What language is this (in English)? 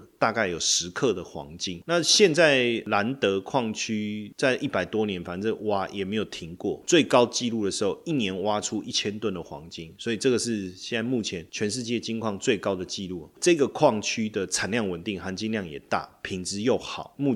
Chinese